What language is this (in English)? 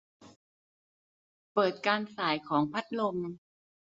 Thai